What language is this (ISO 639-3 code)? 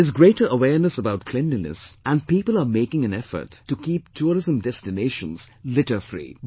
eng